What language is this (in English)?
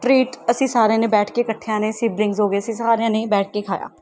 Punjabi